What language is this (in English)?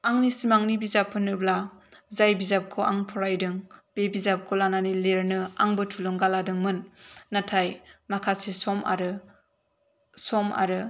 Bodo